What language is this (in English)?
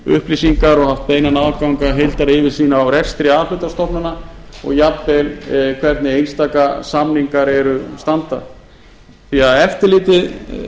Icelandic